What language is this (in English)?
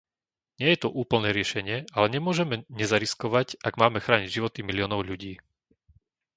Slovak